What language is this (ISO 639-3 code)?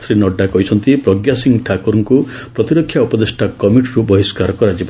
ori